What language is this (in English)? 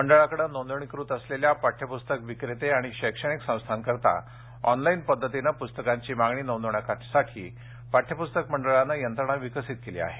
Marathi